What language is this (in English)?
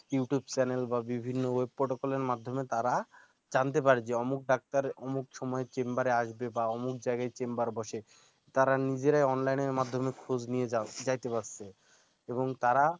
Bangla